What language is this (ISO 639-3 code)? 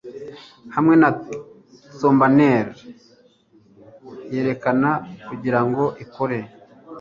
kin